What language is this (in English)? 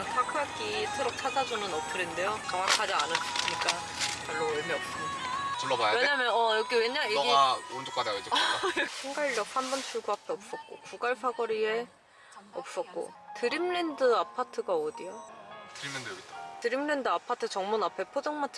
Korean